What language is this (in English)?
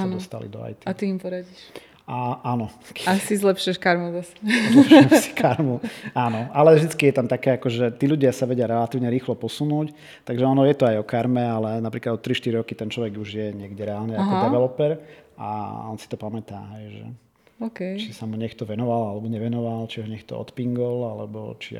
Slovak